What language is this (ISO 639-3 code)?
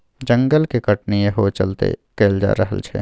mai